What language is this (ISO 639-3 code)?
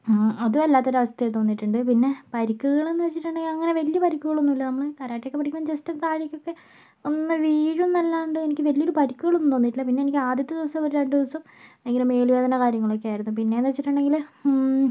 mal